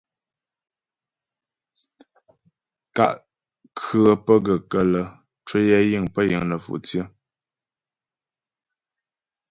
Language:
Ghomala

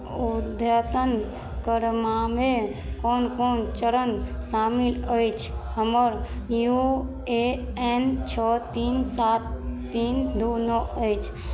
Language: Maithili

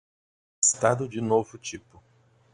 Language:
Portuguese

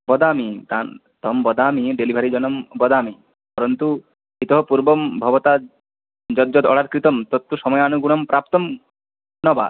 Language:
Sanskrit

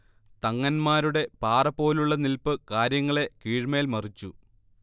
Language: Malayalam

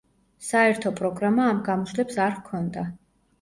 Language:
Georgian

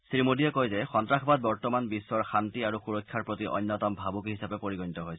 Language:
Assamese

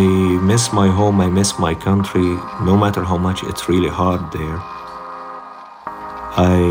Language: Danish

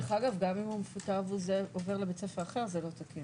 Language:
Hebrew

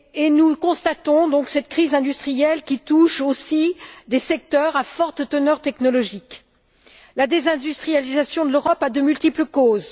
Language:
French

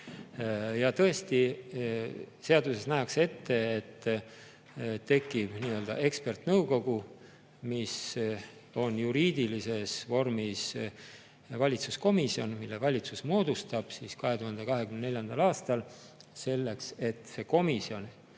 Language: Estonian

